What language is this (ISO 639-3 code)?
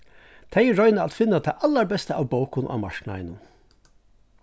fao